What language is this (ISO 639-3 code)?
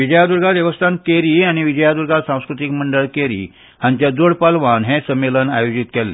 kok